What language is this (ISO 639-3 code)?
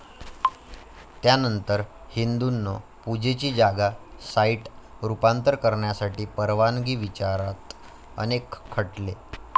mar